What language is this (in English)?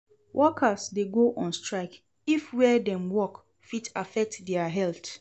Nigerian Pidgin